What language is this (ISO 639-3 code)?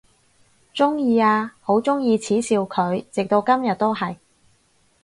yue